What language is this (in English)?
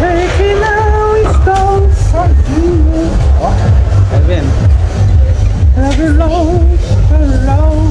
Portuguese